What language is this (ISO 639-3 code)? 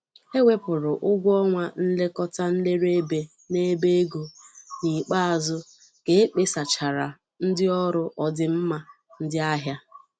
ibo